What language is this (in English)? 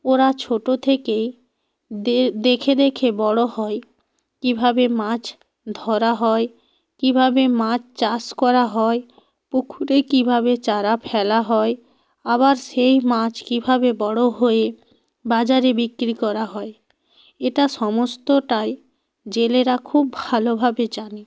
Bangla